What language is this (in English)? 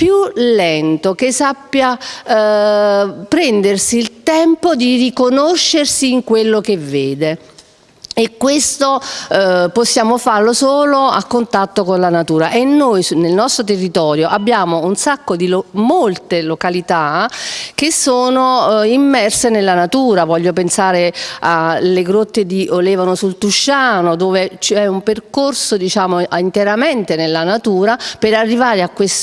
Italian